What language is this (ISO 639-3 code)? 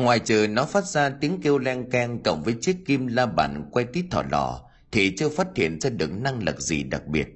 vie